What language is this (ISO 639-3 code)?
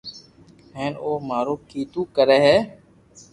lrk